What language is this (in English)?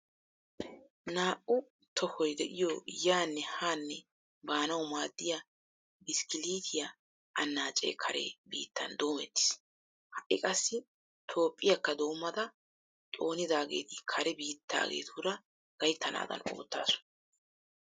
Wolaytta